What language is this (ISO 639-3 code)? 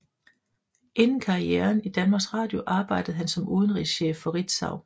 dan